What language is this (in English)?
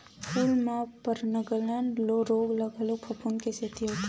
Chhattisgarhi